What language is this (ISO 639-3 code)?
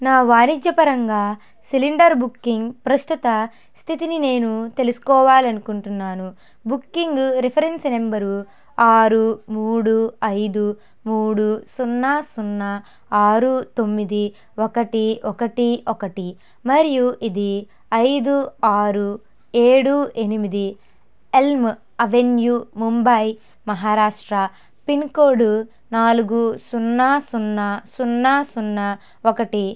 tel